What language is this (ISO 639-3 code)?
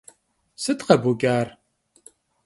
kbd